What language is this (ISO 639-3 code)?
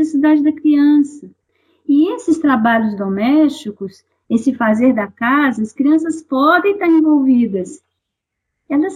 por